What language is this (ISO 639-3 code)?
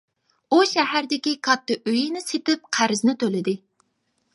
uig